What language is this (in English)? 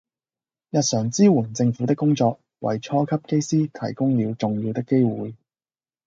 Cantonese